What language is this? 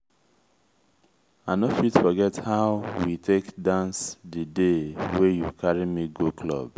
Nigerian Pidgin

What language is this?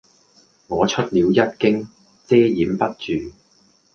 Cantonese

